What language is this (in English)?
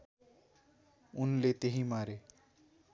Nepali